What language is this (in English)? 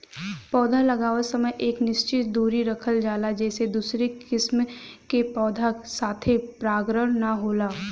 Bhojpuri